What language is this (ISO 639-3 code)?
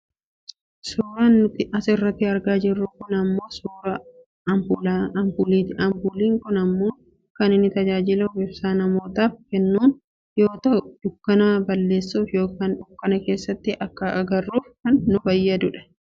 orm